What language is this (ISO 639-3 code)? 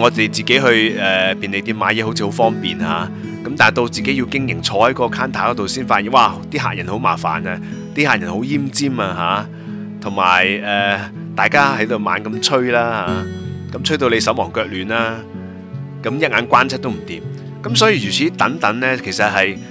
zho